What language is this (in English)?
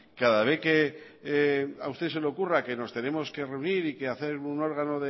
Spanish